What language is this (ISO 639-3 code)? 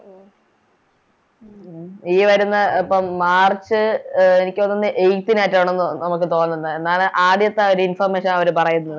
mal